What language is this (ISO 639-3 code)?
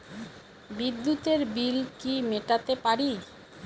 ben